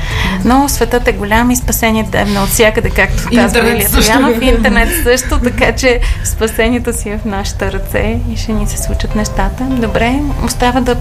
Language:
Bulgarian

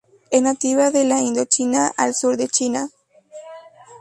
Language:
Spanish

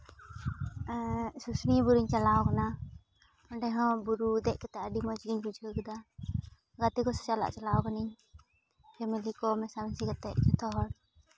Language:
Santali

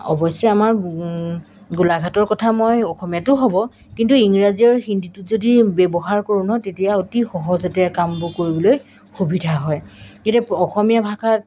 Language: Assamese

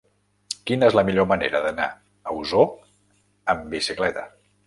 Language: Catalan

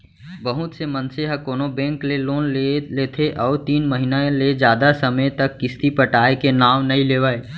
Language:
Chhattisgarhi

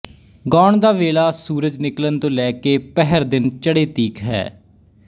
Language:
Punjabi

